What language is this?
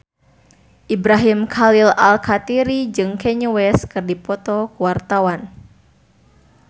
Sundanese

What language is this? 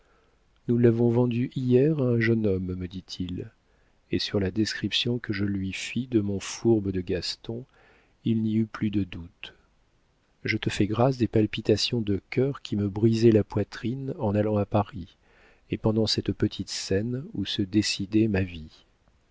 French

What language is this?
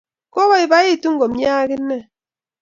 Kalenjin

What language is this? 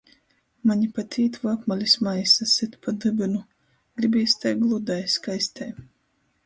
Latgalian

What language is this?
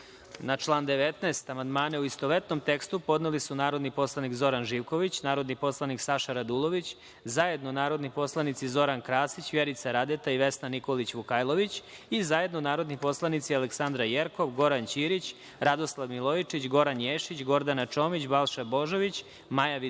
Serbian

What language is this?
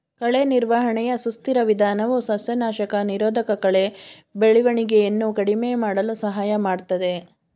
Kannada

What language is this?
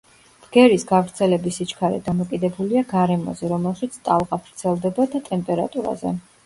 Georgian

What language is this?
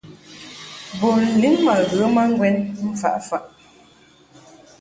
Mungaka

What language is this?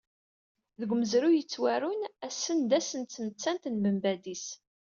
Kabyle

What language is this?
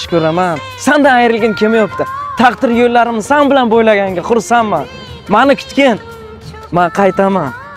Turkish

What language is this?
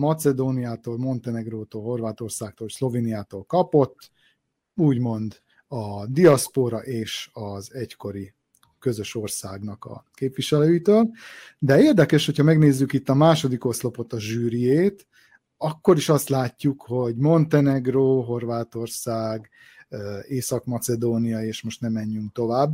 Hungarian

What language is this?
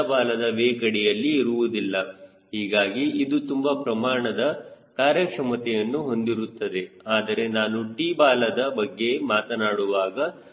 Kannada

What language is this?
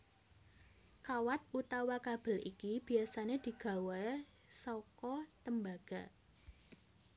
Javanese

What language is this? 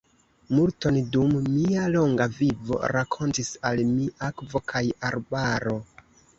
Esperanto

